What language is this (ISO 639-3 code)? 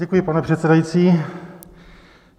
ces